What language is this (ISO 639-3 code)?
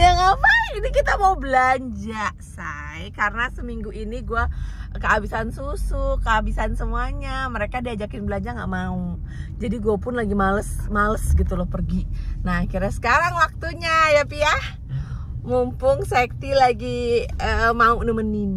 ind